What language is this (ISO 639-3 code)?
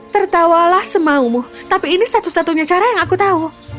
ind